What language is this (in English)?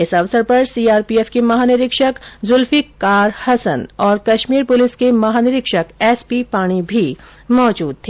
Hindi